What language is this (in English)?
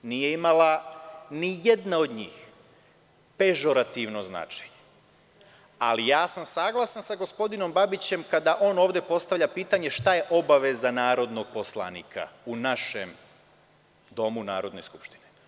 Serbian